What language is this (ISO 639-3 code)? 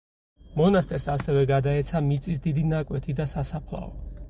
kat